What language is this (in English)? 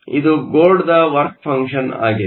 Kannada